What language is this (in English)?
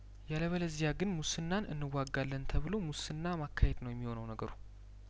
Amharic